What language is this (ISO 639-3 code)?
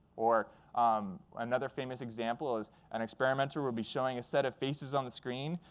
eng